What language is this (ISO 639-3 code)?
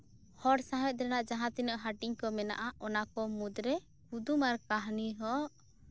sat